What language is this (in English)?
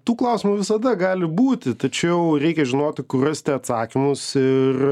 Lithuanian